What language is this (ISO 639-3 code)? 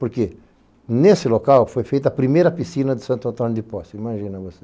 por